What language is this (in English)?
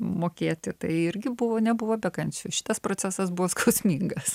Lithuanian